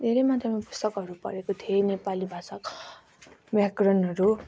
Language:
Nepali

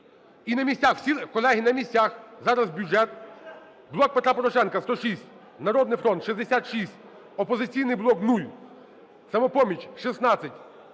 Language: Ukrainian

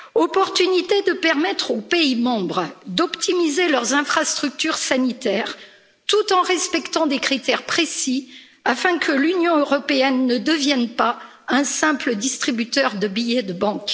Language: French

